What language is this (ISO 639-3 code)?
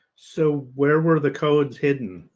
eng